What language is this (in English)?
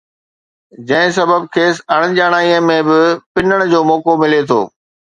Sindhi